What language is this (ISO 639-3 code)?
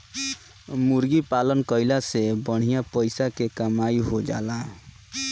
bho